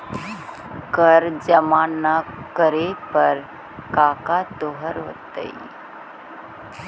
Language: Magahi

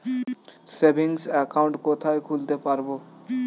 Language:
Bangla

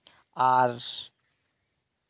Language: Santali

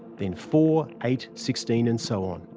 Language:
English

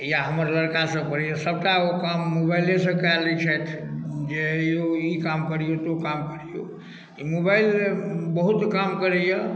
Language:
Maithili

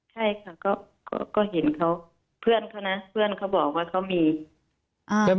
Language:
Thai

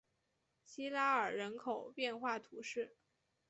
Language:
Chinese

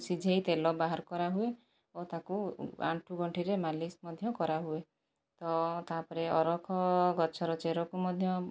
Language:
Odia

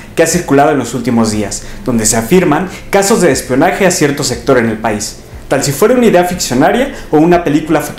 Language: Spanish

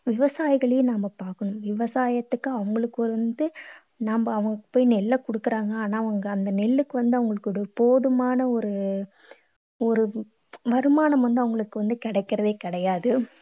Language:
Tamil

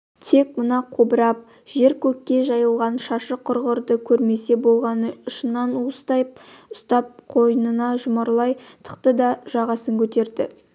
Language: Kazakh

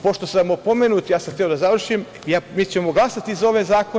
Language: Serbian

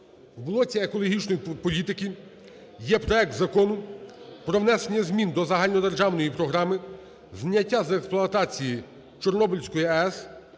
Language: Ukrainian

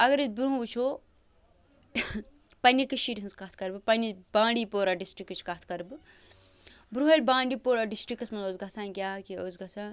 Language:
Kashmiri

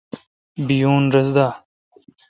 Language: Kalkoti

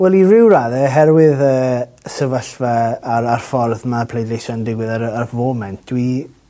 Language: Welsh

